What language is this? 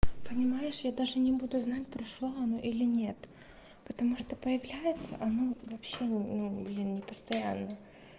Russian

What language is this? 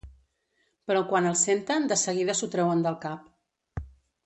Catalan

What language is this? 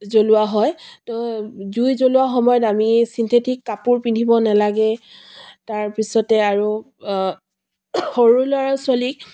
Assamese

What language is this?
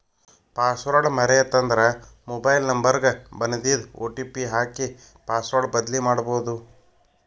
Kannada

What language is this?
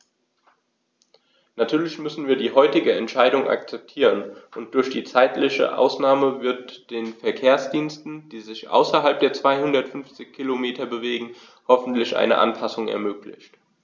German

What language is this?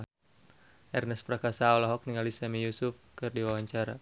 Sundanese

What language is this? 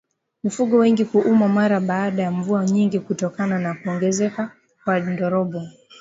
Swahili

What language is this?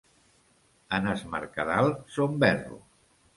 Catalan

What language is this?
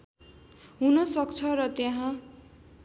Nepali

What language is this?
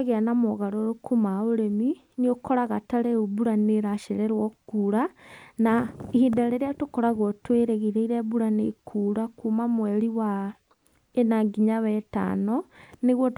Kikuyu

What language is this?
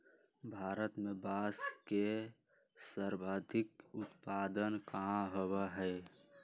Magahi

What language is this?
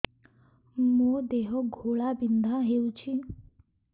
Odia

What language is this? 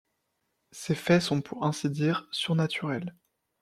French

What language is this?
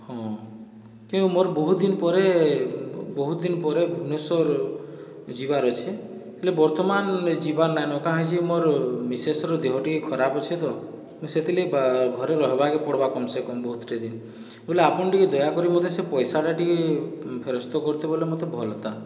Odia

